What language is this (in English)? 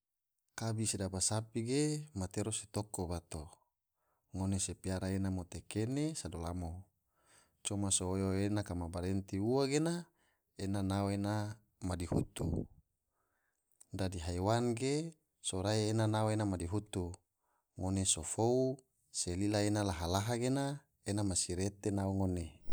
Tidore